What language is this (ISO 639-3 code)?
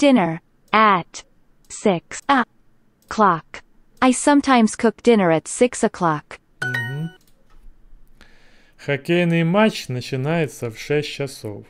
rus